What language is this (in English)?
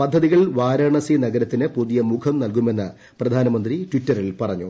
Malayalam